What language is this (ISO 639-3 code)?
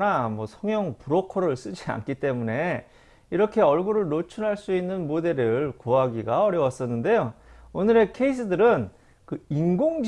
kor